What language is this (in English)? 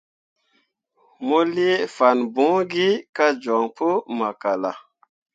Mundang